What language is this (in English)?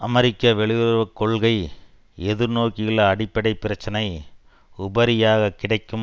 Tamil